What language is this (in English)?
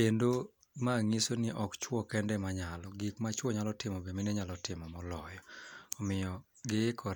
Luo (Kenya and Tanzania)